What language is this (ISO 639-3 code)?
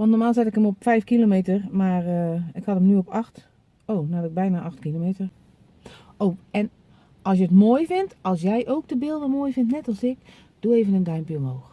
nld